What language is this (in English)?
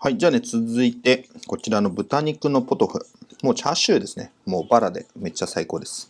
Japanese